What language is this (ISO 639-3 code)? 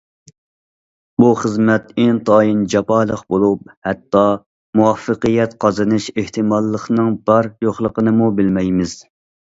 uig